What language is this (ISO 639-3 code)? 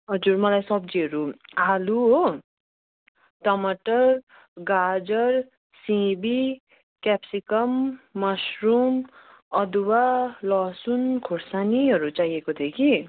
nep